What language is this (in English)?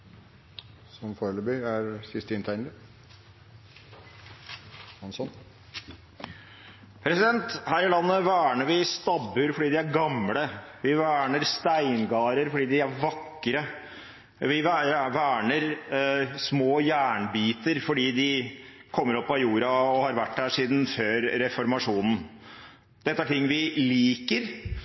Norwegian Bokmål